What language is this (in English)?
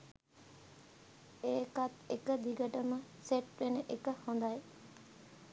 Sinhala